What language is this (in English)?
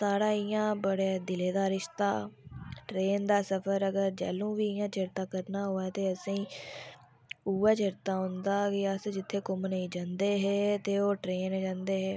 Dogri